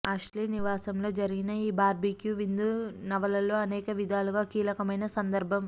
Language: Telugu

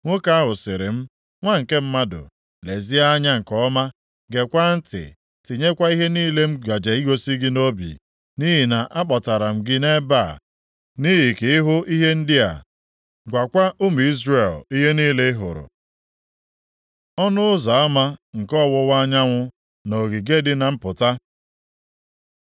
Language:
Igbo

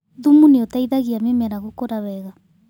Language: Kikuyu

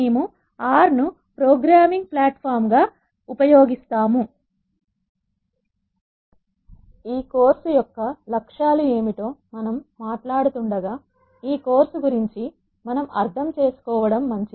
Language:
Telugu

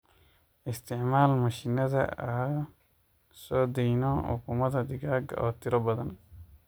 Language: Somali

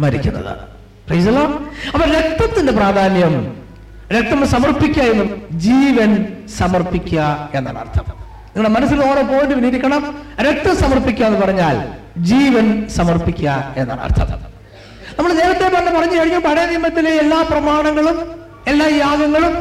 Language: Malayalam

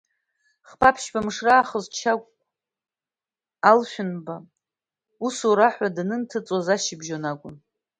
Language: Abkhazian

